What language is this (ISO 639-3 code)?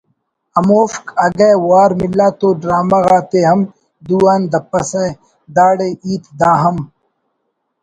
brh